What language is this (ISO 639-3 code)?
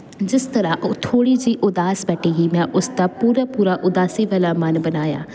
pan